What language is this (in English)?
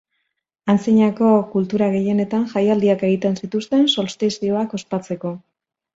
Basque